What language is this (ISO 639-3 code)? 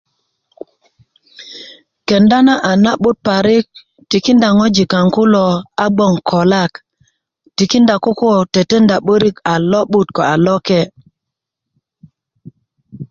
ukv